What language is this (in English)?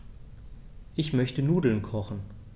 German